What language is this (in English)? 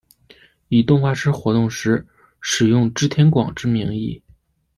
Chinese